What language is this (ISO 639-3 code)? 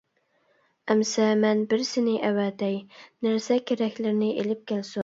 uig